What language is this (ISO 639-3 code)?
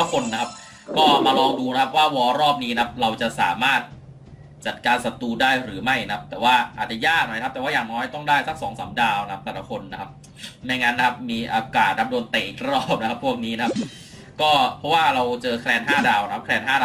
tha